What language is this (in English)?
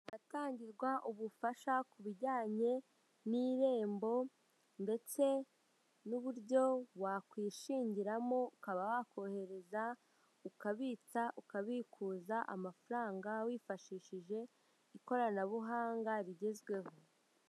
Kinyarwanda